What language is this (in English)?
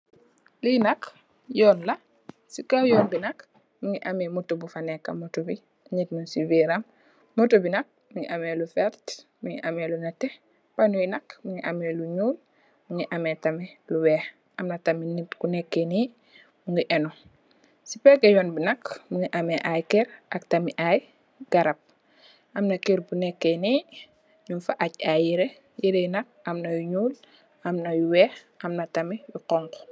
Wolof